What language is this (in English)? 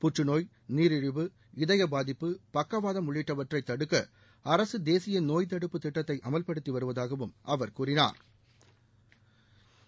Tamil